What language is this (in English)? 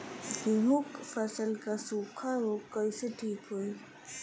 Bhojpuri